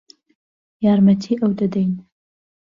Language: Central Kurdish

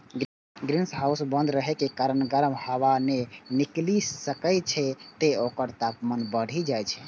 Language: Maithili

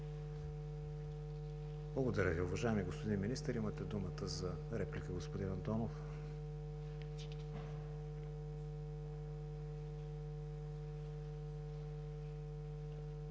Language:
Bulgarian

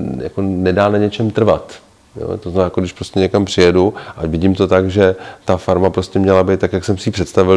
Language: Czech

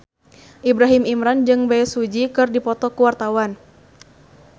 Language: Sundanese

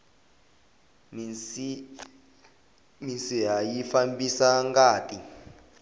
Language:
Tsonga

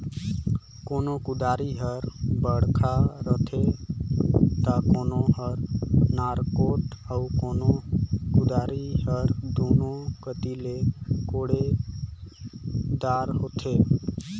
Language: Chhattisgarhi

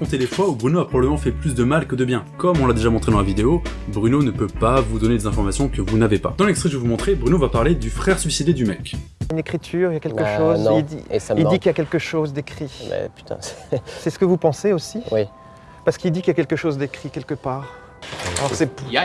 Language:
French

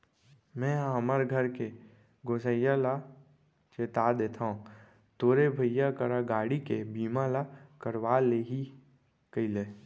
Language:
Chhattisgarhi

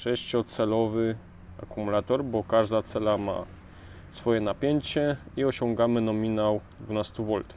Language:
Polish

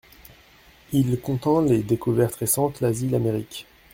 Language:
French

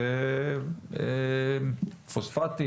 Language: Hebrew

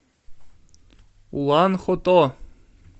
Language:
Russian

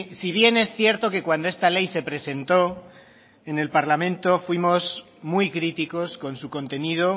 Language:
Spanish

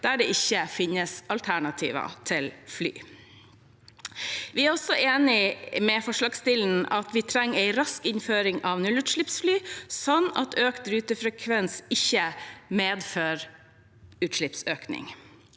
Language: Norwegian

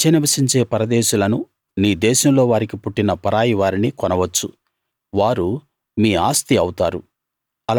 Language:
Telugu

